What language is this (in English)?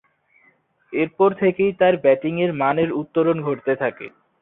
Bangla